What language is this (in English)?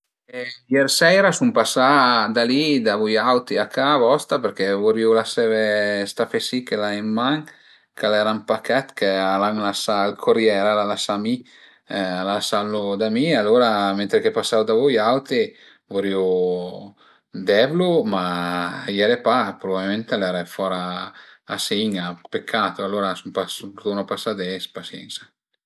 Piedmontese